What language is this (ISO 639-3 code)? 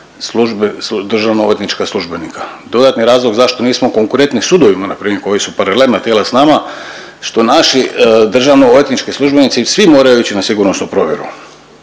hrv